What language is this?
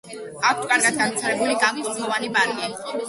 Georgian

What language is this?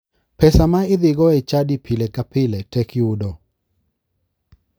Luo (Kenya and Tanzania)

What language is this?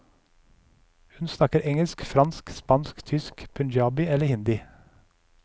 Norwegian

